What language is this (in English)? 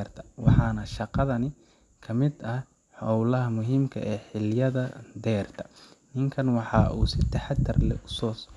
Somali